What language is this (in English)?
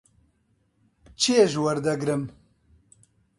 Central Kurdish